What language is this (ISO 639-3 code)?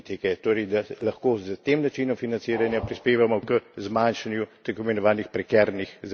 slv